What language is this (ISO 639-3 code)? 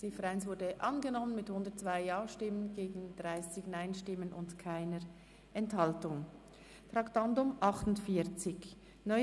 gsw